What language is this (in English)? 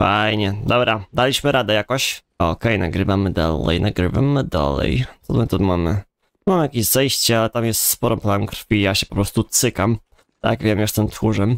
Polish